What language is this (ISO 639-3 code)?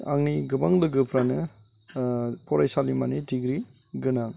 brx